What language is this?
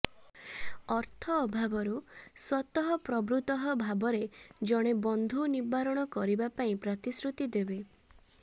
Odia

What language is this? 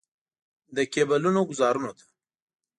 Pashto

